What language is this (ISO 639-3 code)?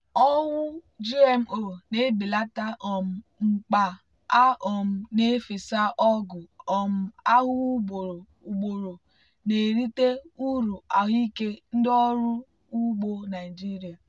ibo